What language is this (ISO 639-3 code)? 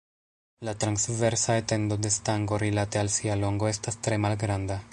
epo